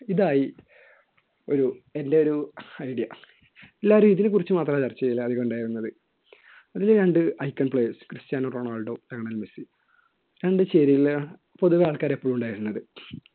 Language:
Malayalam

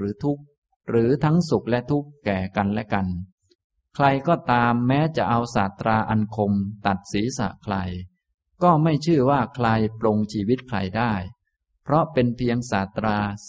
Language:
Thai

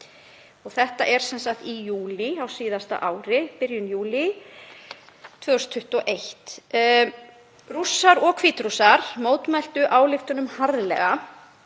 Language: Icelandic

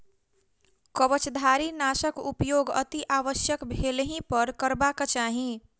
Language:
Maithili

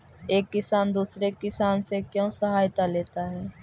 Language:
Magahi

